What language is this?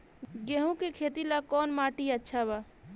Bhojpuri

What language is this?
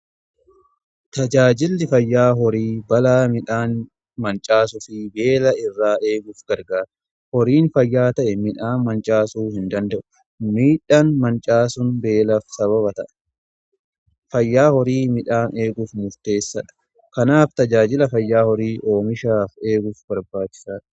Oromo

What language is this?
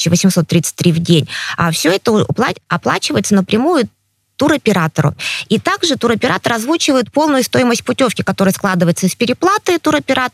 Russian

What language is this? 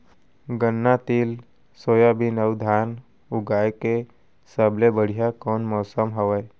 Chhattisgarhi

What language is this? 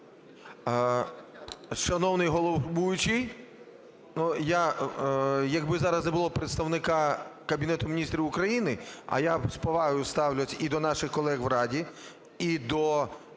Ukrainian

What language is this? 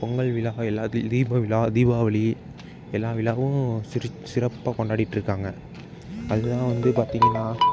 Tamil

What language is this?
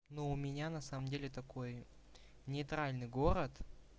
Russian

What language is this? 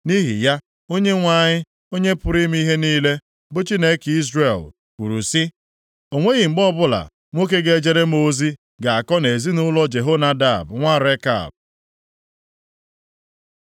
Igbo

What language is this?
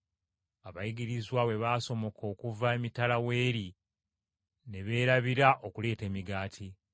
Ganda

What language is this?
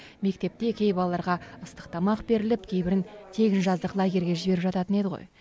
Kazakh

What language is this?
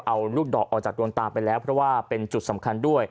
Thai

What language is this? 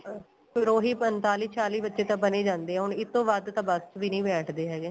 Punjabi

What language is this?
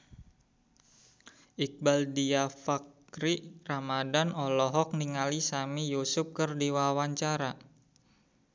Sundanese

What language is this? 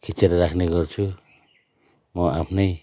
Nepali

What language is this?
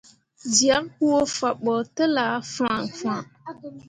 Mundang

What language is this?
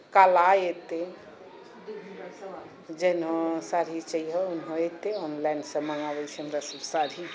Maithili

